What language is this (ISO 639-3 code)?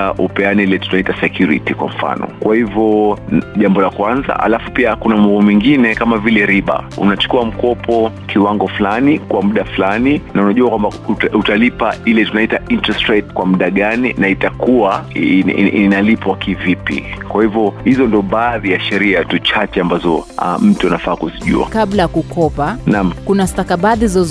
swa